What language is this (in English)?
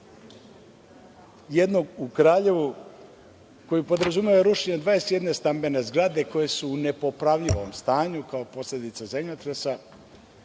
Serbian